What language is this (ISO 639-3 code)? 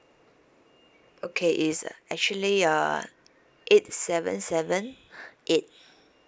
eng